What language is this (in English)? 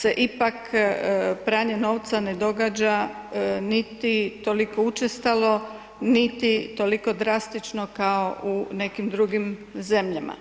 Croatian